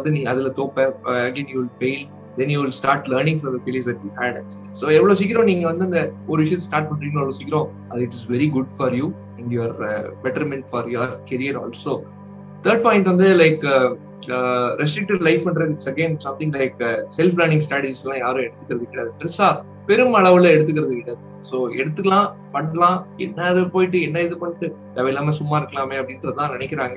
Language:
Tamil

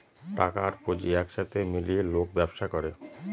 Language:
Bangla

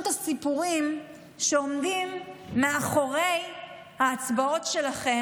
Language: Hebrew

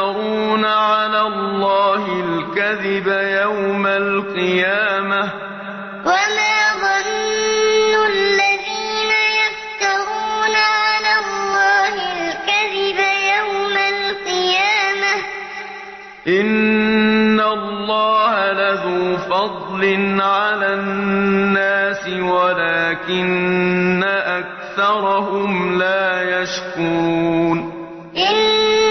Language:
Arabic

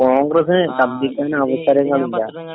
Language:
Malayalam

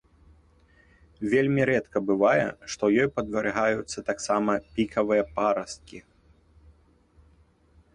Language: Belarusian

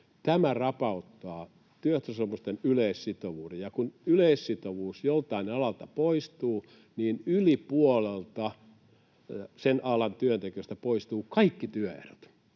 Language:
Finnish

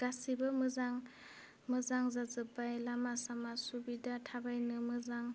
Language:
Bodo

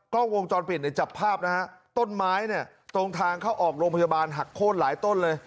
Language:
Thai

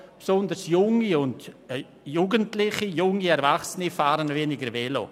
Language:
Swiss German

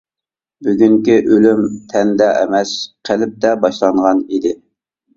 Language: Uyghur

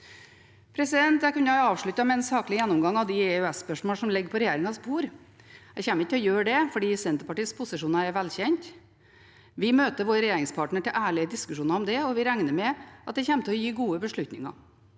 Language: Norwegian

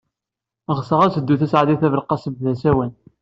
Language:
Kabyle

